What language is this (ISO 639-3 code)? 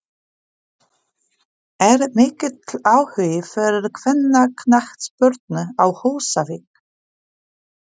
isl